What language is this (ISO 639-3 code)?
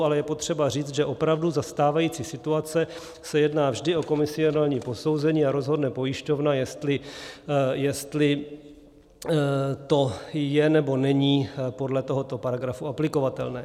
ces